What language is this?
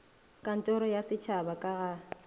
Northern Sotho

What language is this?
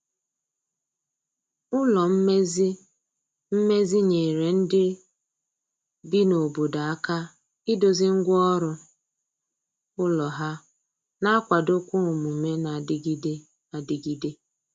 Igbo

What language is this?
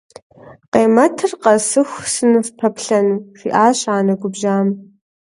Kabardian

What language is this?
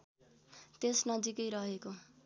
Nepali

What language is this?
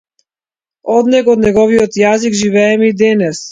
Macedonian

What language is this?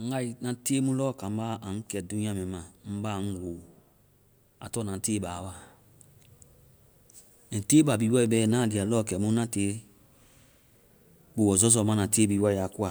Vai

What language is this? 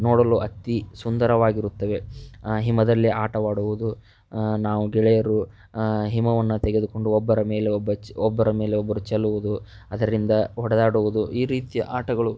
Kannada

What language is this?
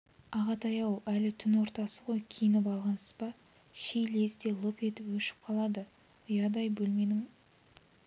Kazakh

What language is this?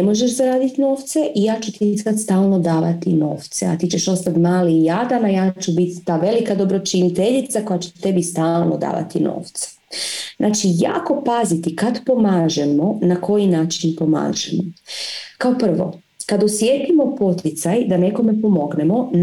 Croatian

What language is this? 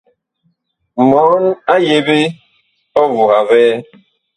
Bakoko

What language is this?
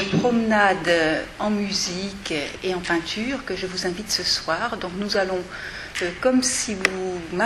French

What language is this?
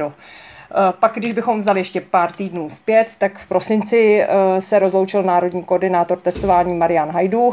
Czech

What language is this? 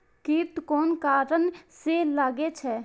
Maithili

